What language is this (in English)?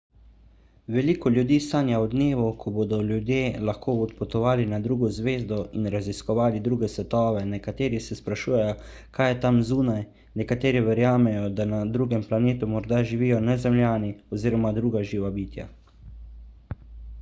Slovenian